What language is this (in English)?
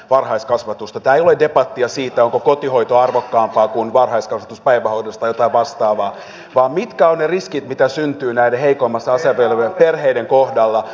Finnish